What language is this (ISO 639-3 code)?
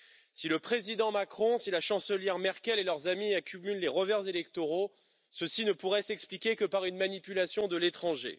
fra